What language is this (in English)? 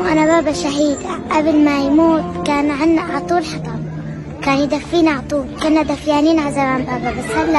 Arabic